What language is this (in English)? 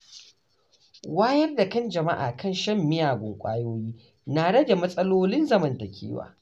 Hausa